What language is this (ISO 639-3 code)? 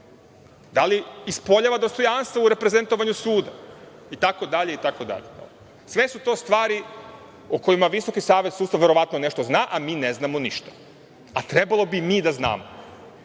srp